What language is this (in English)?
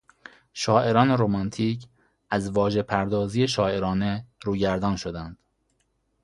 Persian